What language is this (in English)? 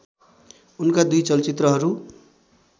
Nepali